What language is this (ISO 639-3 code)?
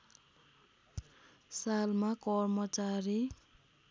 nep